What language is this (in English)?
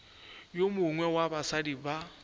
Northern Sotho